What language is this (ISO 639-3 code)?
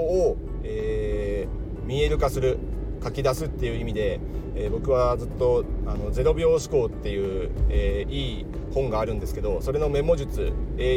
jpn